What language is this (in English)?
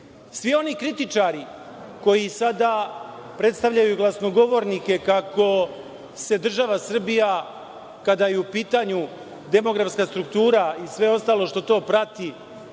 Serbian